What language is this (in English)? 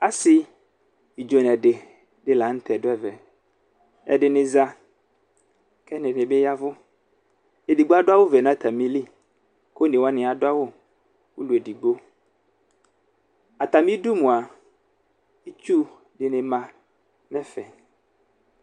Ikposo